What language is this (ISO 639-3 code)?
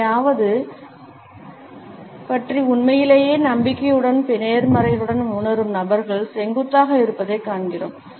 tam